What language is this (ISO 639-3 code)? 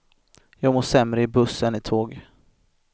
swe